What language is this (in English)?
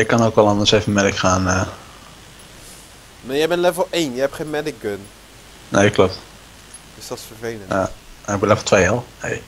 Dutch